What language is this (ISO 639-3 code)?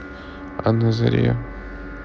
rus